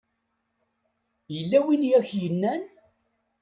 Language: Kabyle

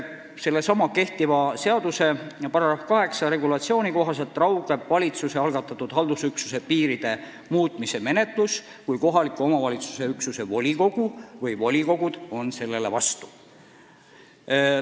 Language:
Estonian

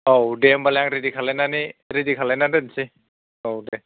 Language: Bodo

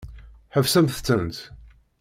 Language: Kabyle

